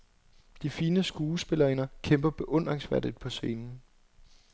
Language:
Danish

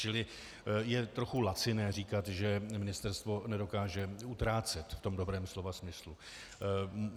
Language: Czech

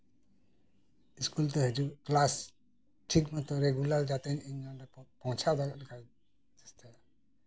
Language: Santali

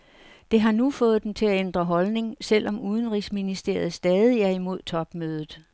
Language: Danish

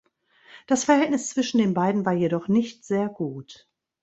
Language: German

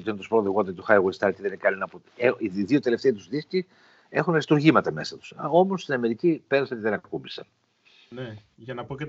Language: Greek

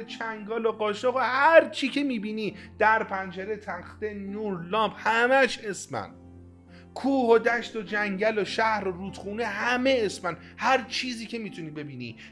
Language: Persian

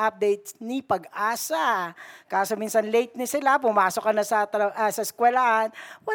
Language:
Filipino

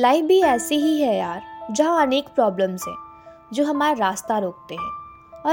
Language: Hindi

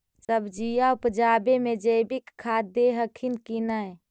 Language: Magahi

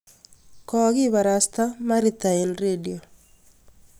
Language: Kalenjin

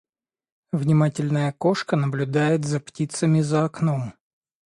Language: Russian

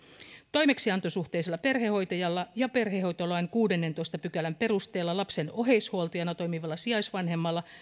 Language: Finnish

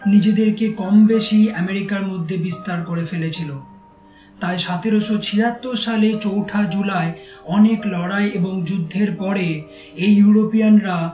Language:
Bangla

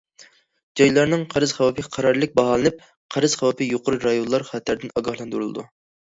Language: Uyghur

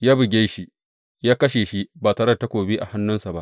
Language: Hausa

